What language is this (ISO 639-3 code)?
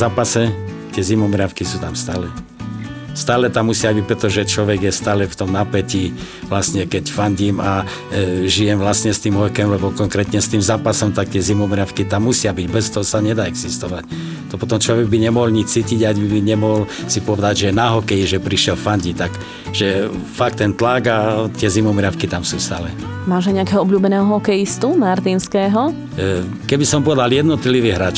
slk